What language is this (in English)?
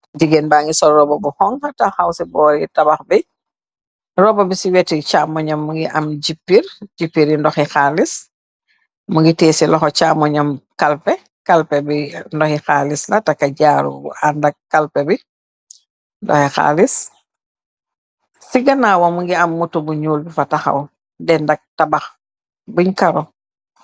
Wolof